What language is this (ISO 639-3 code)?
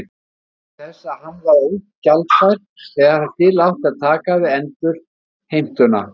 isl